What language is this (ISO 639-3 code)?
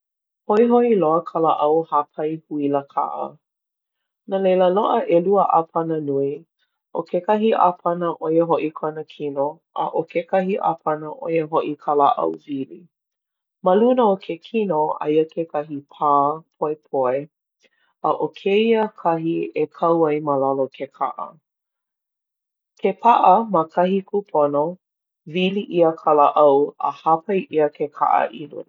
haw